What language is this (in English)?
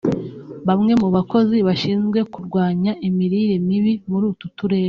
Kinyarwanda